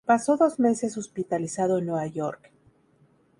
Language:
Spanish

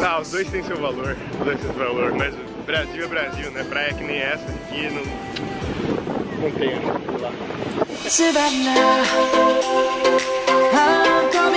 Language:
Portuguese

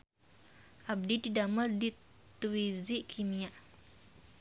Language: Sundanese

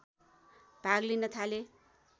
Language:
Nepali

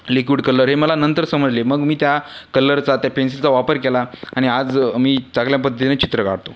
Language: Marathi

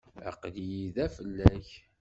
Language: Kabyle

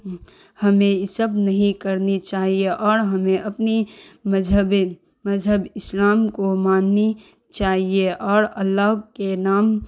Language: Urdu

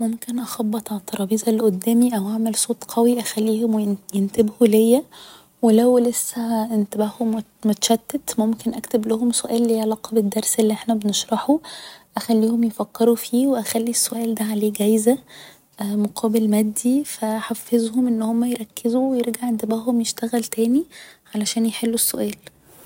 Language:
Egyptian Arabic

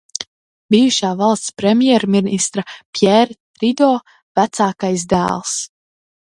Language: Latvian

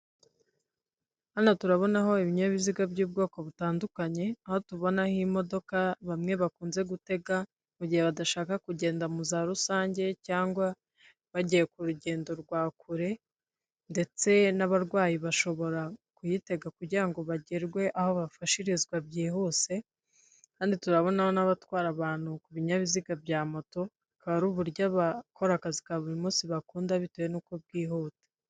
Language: Kinyarwanda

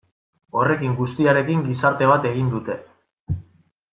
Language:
Basque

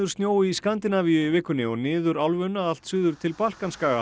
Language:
Icelandic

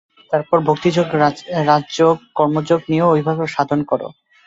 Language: Bangla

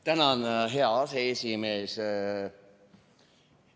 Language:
Estonian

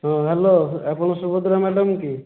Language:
Odia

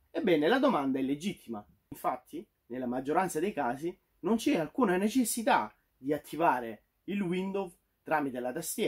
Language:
Italian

